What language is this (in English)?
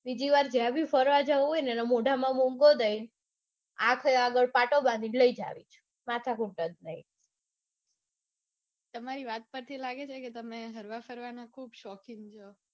Gujarati